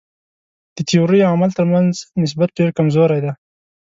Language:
Pashto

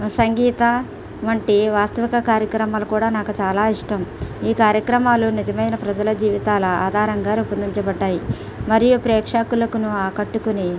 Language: Telugu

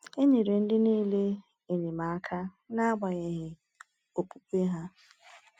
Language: Igbo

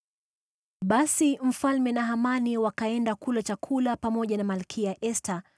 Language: Swahili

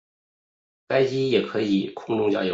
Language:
Chinese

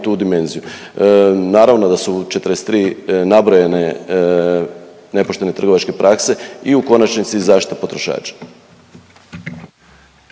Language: Croatian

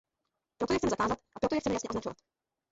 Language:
Czech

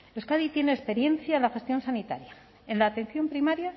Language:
Spanish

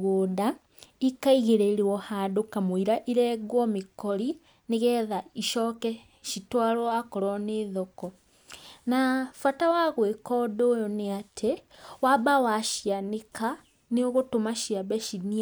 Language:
Kikuyu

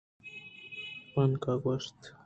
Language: Eastern Balochi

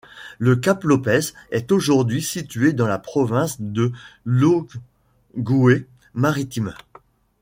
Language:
French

